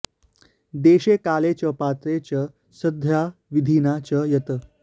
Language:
Sanskrit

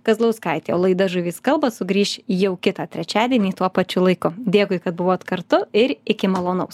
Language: Lithuanian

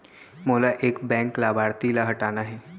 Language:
Chhattisgarhi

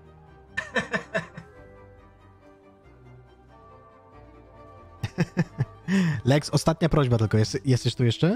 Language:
Polish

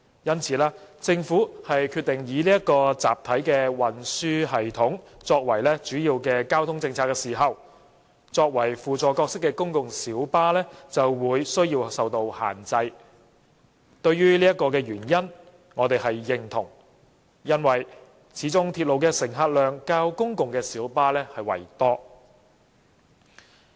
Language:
Cantonese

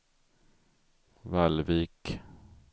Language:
Swedish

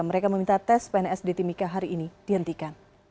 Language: Indonesian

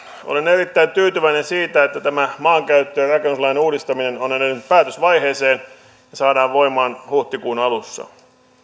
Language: Finnish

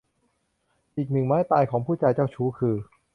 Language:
Thai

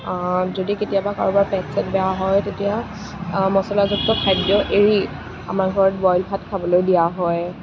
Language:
Assamese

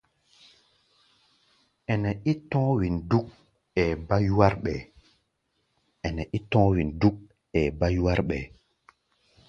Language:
Gbaya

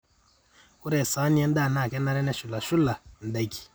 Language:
Masai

